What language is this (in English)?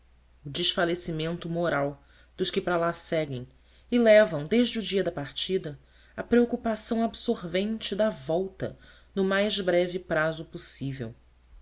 Portuguese